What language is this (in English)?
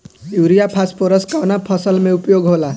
Bhojpuri